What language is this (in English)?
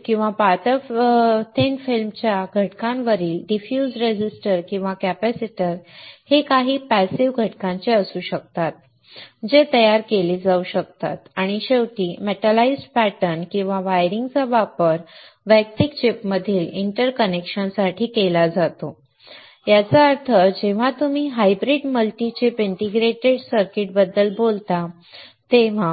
Marathi